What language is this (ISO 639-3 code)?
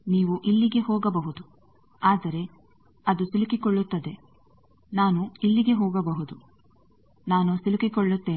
kan